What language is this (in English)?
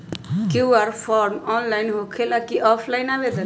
Magahi